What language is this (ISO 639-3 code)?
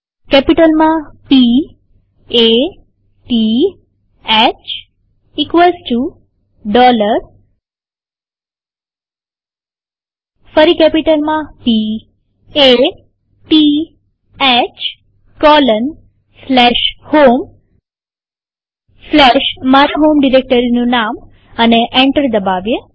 guj